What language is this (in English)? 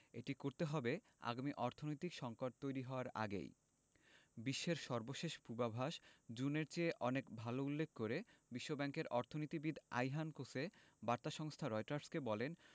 Bangla